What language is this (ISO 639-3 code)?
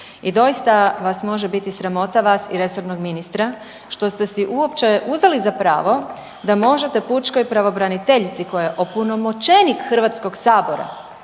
hrv